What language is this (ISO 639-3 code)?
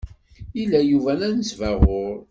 kab